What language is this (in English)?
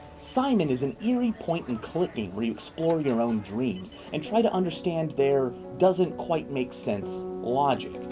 English